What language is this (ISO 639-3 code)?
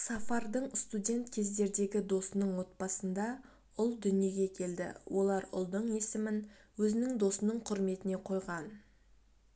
kaz